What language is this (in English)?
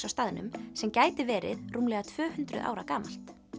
Icelandic